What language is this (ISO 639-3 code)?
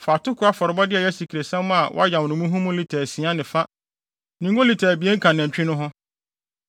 aka